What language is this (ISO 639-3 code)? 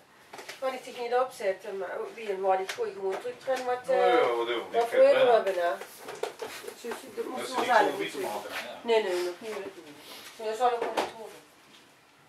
nld